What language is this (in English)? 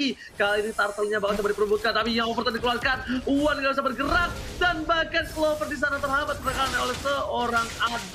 Indonesian